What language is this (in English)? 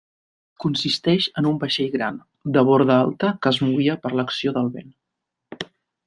Catalan